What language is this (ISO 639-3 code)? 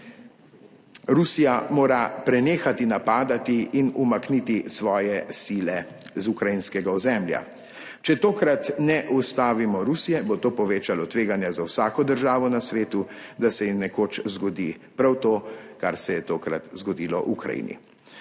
slv